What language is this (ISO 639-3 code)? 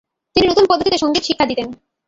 ben